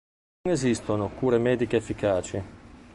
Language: Italian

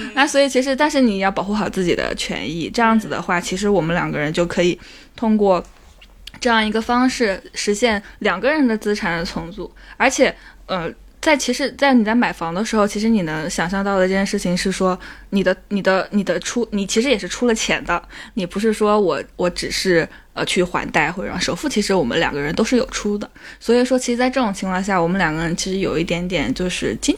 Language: Chinese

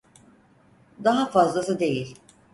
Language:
Turkish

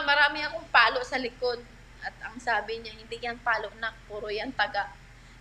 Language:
Filipino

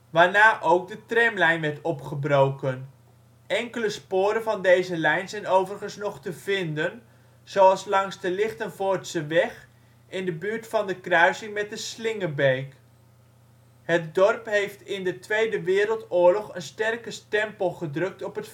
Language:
Dutch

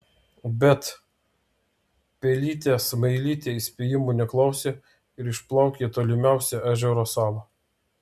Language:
Lithuanian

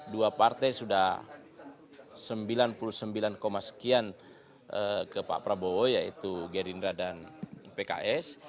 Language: Indonesian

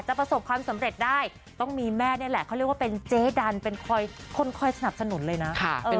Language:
Thai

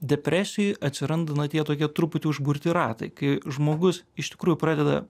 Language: Lithuanian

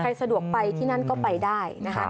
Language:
Thai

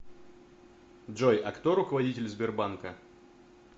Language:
Russian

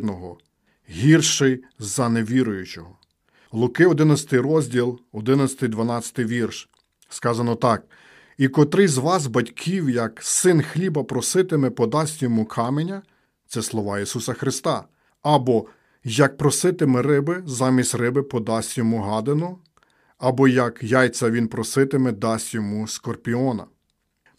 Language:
Ukrainian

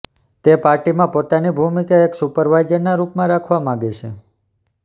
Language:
Gujarati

